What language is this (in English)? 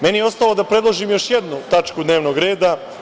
Serbian